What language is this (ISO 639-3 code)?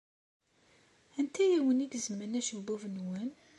kab